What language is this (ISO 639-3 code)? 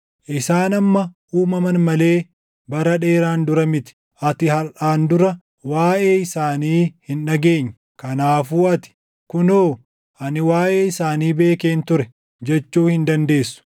orm